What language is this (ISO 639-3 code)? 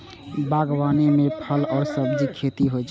mai